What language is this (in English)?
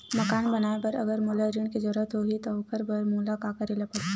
Chhattisgarhi